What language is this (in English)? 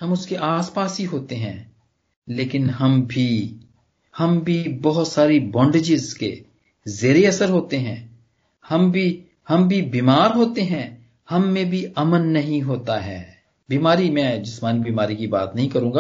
Punjabi